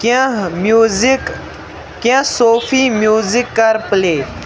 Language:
Kashmiri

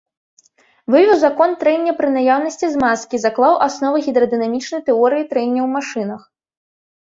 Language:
Belarusian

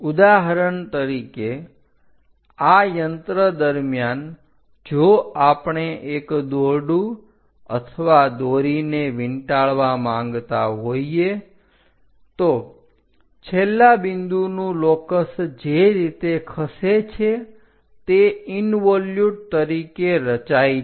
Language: Gujarati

